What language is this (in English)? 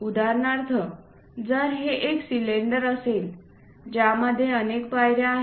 Marathi